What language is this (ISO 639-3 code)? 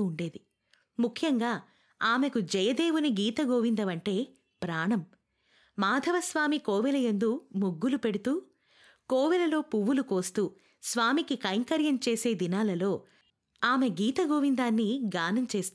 tel